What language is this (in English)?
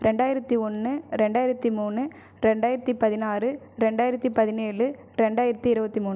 Tamil